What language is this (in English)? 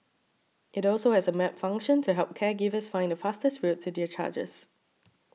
English